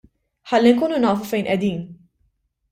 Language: Maltese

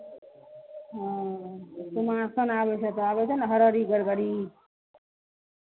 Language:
Maithili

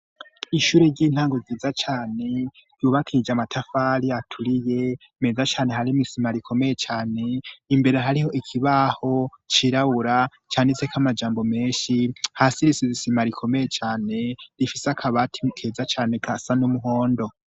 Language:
Rundi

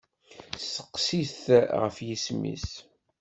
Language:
Kabyle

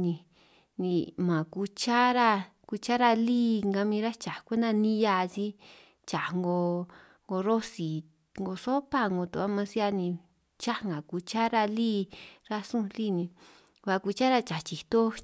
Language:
San Martín Itunyoso Triqui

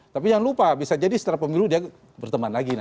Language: Indonesian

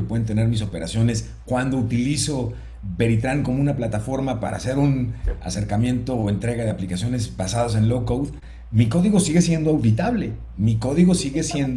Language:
Spanish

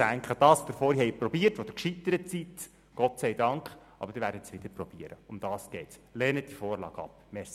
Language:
Swiss German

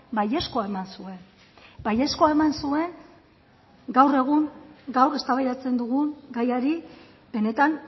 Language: Basque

